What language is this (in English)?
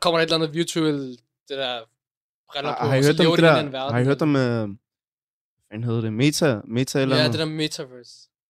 Danish